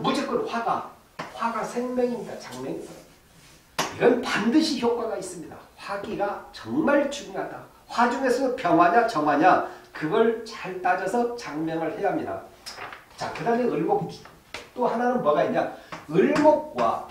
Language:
Korean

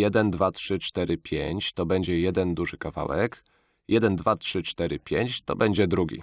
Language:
Polish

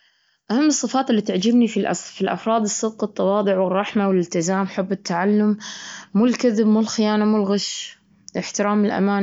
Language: Gulf Arabic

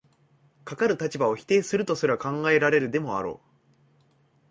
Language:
Japanese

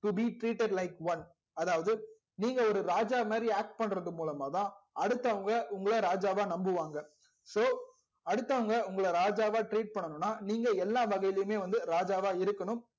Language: Tamil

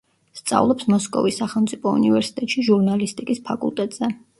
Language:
Georgian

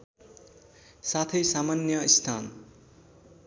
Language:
Nepali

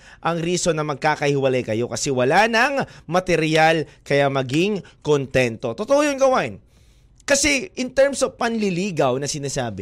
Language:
Filipino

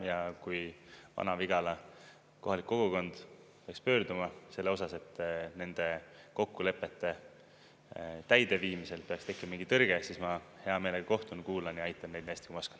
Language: Estonian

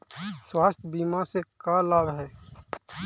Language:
Magahi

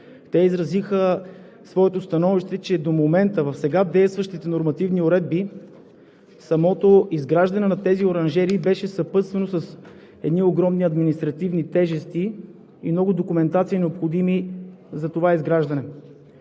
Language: Bulgarian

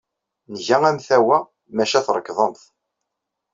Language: Kabyle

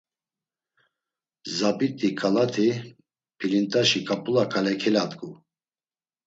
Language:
Laz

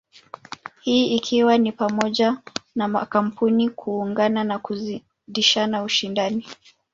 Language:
Swahili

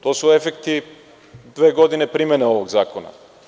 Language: Serbian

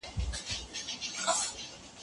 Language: Pashto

